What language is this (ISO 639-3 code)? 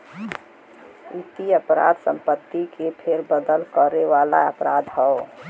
bho